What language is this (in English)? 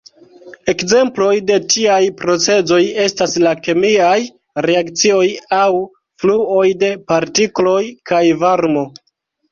Esperanto